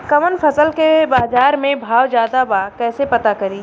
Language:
Bhojpuri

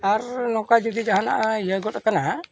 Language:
Santali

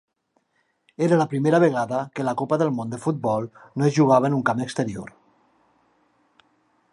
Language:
Catalan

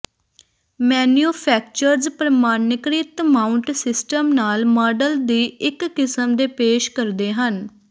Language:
Punjabi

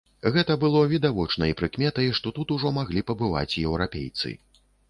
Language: Belarusian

